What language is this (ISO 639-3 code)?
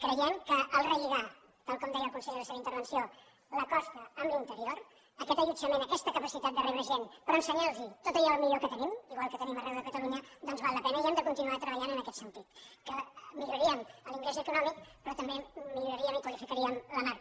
cat